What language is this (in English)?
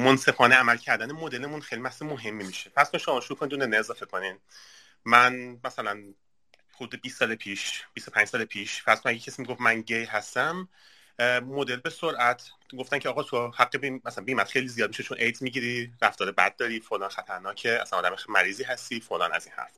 Persian